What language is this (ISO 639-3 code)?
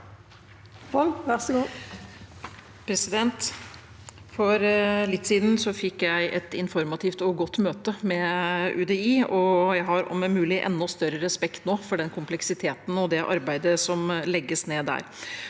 nor